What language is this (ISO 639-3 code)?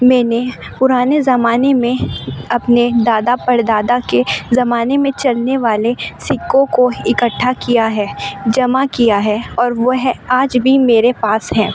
urd